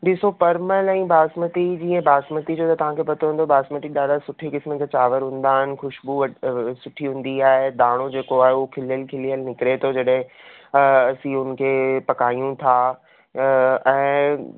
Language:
Sindhi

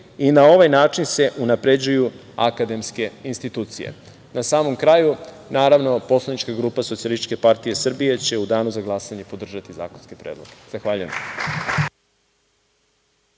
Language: Serbian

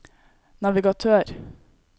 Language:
Norwegian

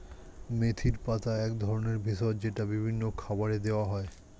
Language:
Bangla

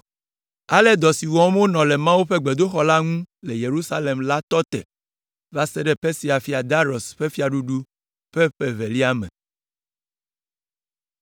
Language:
Ewe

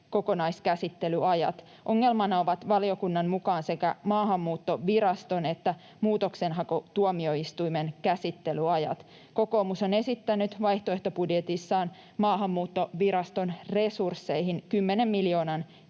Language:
Finnish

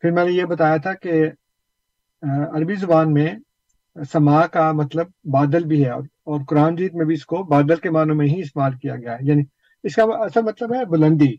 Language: Urdu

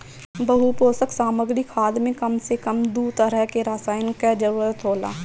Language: Bhojpuri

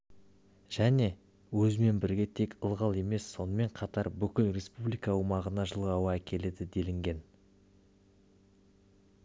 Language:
Kazakh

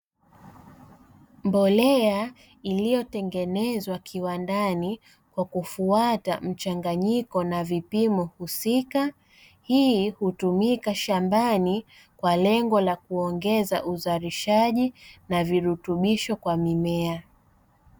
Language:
Swahili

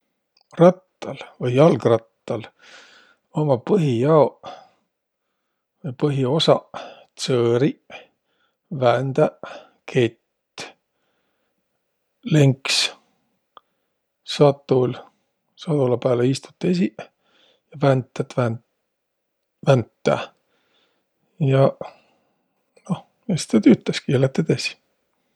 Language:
Võro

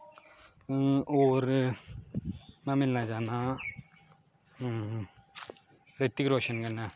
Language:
Dogri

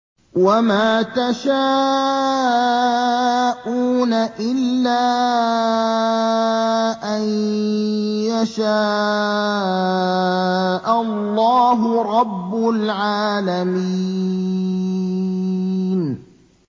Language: Arabic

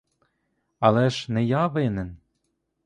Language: Ukrainian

